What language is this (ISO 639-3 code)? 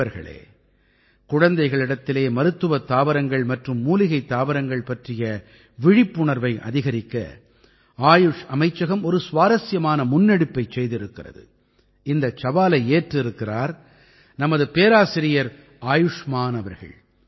tam